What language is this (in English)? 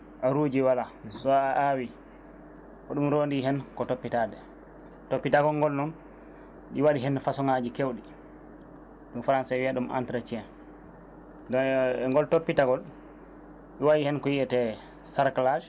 Fula